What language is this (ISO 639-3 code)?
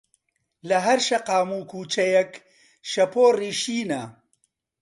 ckb